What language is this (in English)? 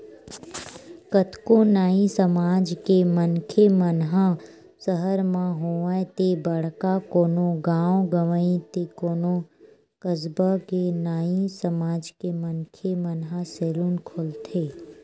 Chhattisgarhi